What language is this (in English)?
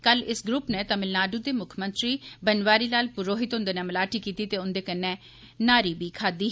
Dogri